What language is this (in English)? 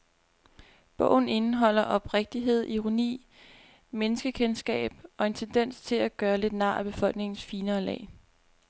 Danish